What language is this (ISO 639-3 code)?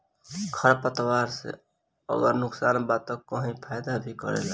bho